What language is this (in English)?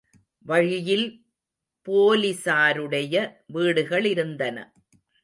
Tamil